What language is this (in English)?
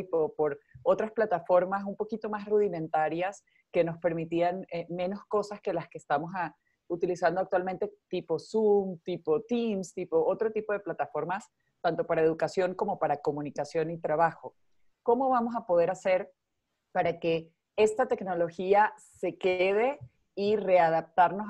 Spanish